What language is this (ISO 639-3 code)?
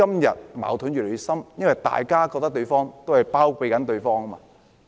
yue